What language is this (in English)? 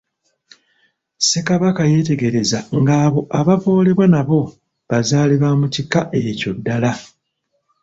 Ganda